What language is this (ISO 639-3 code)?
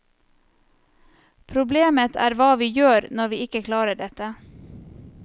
nor